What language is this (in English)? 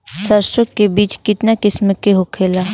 Bhojpuri